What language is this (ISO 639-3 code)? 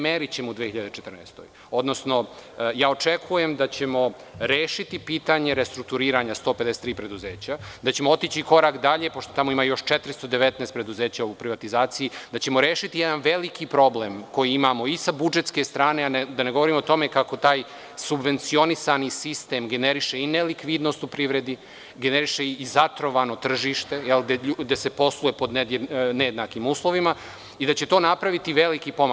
srp